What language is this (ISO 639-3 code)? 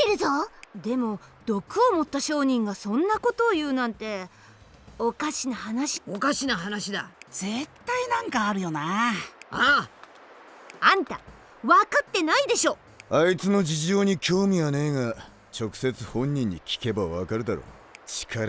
jpn